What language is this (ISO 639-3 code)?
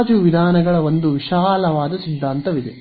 kan